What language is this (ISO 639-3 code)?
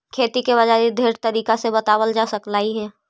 mag